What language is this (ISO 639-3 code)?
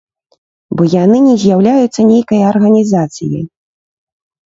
bel